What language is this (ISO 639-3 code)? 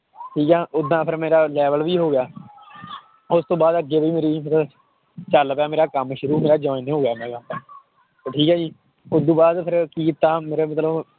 pan